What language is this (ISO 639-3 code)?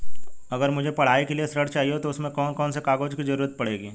hin